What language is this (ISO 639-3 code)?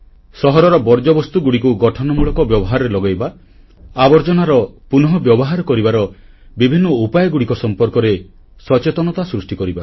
ori